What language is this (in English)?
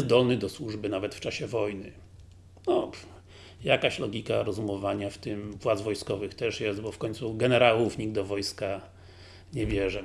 Polish